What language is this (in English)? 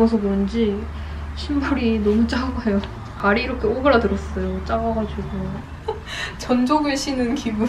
Korean